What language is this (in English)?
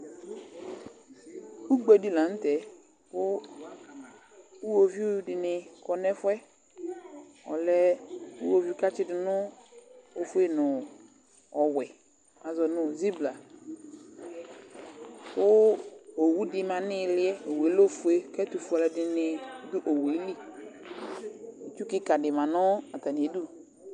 Ikposo